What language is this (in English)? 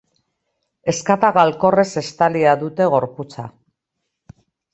Basque